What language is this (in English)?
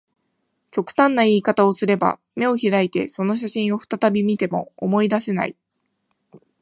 Japanese